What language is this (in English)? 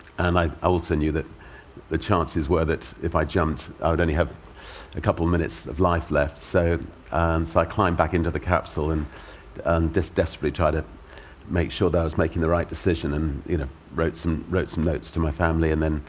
English